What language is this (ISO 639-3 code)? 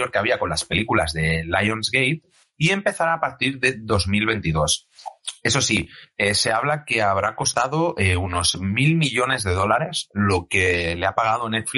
spa